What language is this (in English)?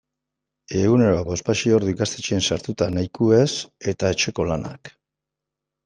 Basque